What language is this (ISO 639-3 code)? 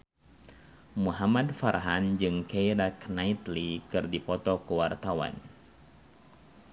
sun